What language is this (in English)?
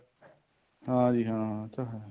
Punjabi